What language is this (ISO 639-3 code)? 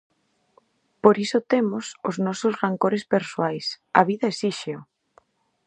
glg